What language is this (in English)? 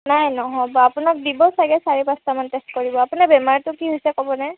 Assamese